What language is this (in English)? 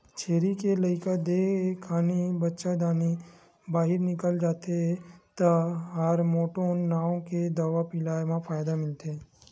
Chhattisgarhi